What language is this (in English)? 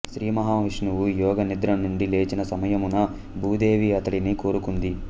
Telugu